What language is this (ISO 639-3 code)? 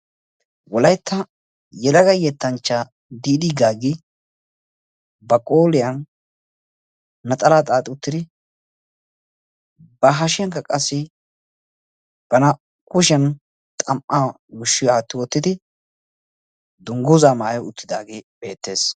wal